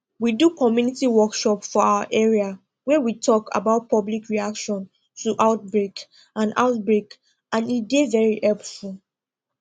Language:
Nigerian Pidgin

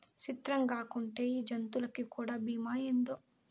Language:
Telugu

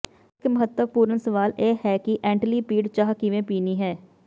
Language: Punjabi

